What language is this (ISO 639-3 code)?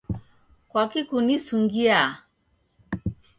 dav